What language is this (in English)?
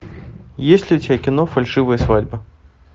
Russian